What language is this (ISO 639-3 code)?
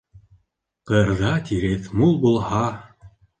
bak